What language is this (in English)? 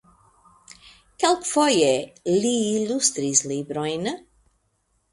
Esperanto